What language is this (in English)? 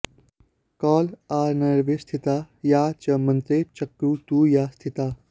Sanskrit